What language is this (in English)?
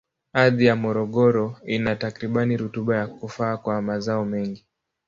Swahili